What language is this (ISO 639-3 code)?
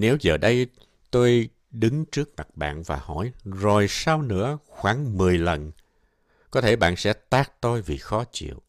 vie